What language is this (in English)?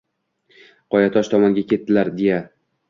Uzbek